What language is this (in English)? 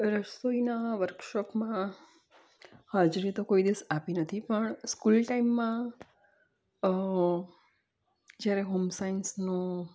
Gujarati